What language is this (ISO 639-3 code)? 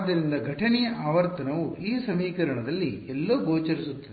kan